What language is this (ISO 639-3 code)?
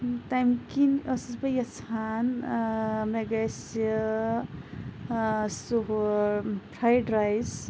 kas